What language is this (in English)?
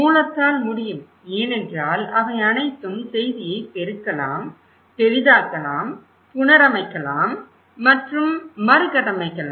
Tamil